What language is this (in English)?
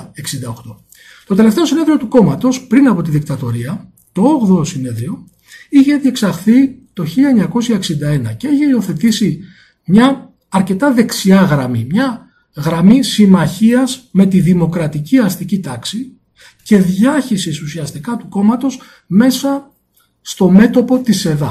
Greek